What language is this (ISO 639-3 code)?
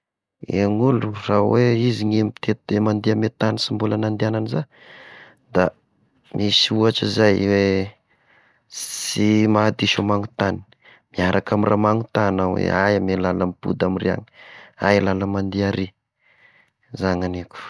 tkg